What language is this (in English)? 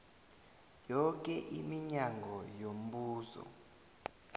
South Ndebele